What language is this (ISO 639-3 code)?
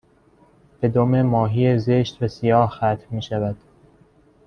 fas